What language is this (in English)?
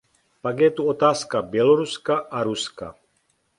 Czech